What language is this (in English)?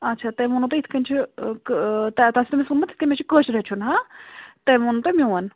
Kashmiri